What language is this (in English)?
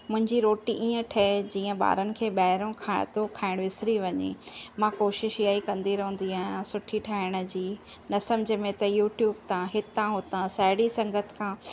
Sindhi